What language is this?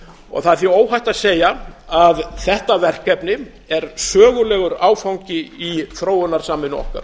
Icelandic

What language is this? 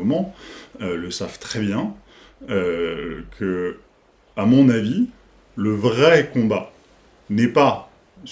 French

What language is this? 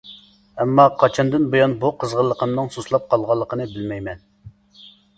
Uyghur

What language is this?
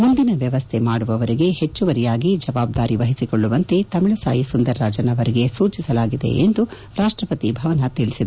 Kannada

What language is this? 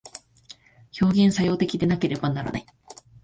Japanese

